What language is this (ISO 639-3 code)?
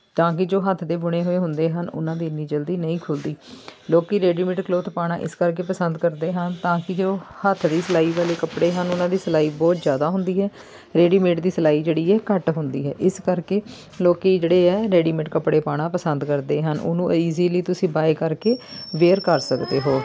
pan